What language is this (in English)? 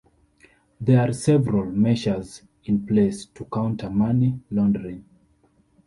English